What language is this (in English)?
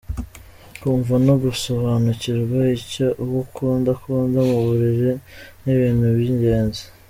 Kinyarwanda